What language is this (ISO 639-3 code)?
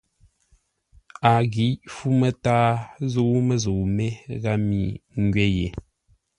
nla